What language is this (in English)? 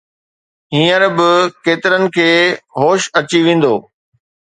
Sindhi